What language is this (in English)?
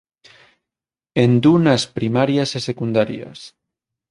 Galician